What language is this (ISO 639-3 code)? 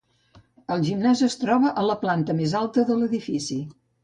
cat